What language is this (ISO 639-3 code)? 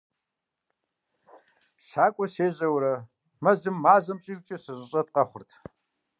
kbd